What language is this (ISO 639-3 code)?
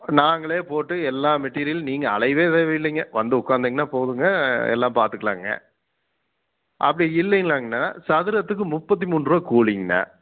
tam